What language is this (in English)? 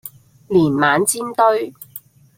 Cantonese